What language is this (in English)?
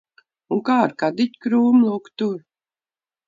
Latvian